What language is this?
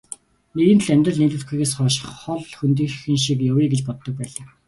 Mongolian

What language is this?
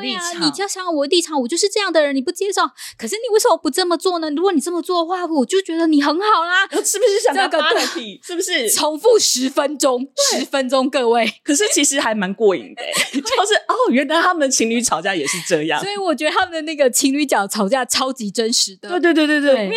Chinese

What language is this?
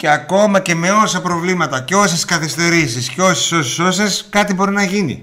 Greek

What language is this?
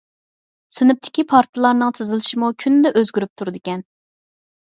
Uyghur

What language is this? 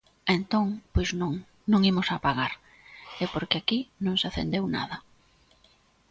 Galician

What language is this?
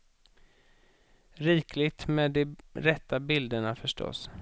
Swedish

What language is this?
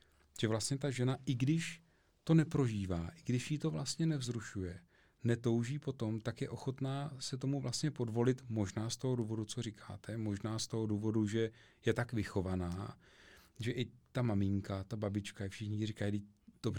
Czech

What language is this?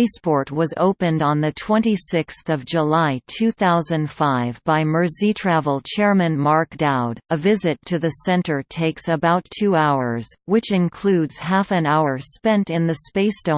English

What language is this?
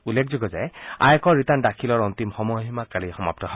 Assamese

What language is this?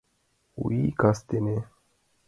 Mari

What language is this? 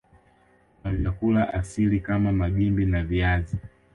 Swahili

